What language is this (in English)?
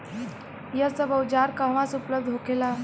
Bhojpuri